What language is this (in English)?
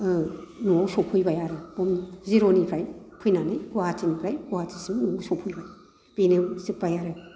Bodo